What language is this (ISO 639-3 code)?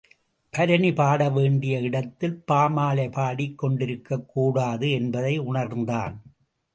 tam